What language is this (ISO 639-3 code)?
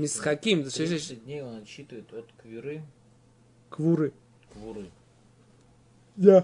rus